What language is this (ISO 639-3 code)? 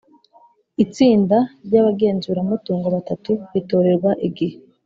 kin